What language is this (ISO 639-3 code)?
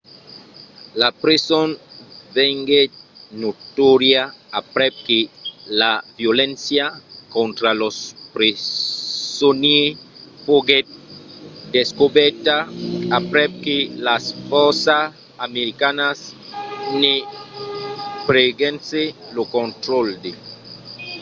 oci